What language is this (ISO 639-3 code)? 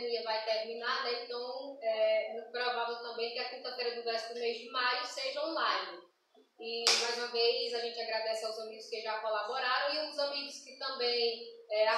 por